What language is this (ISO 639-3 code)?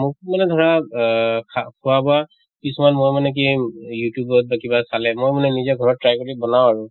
asm